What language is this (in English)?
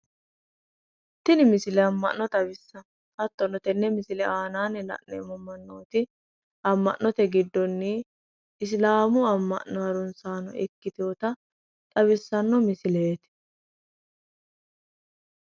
Sidamo